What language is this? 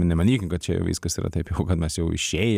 Lithuanian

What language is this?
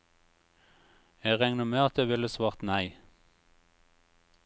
Norwegian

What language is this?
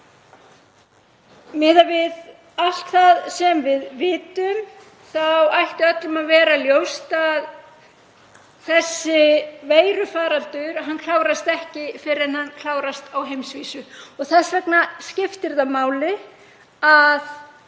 Icelandic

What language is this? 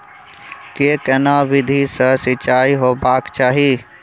Maithili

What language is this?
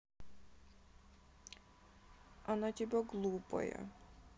Russian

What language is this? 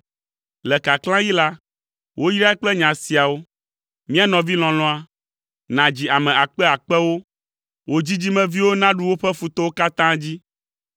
Ewe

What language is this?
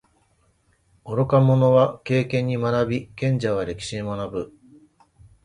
Japanese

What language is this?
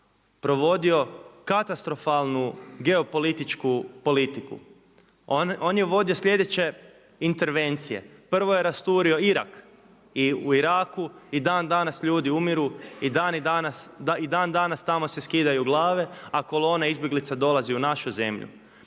Croatian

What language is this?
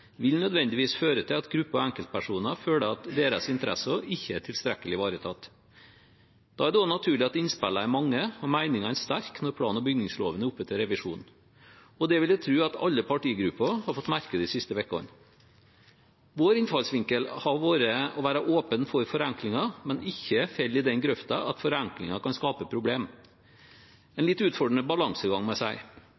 Norwegian Bokmål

